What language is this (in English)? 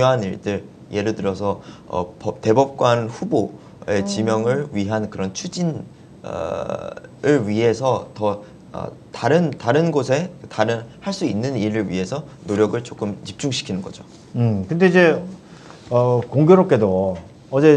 Korean